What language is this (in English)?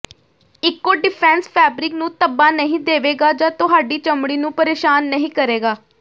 Punjabi